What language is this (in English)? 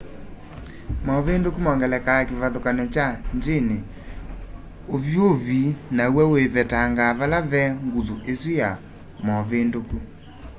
Kamba